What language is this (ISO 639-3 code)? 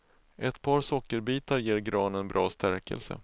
swe